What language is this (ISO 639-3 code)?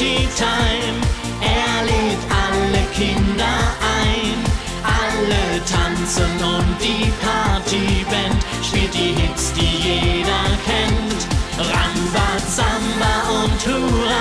deu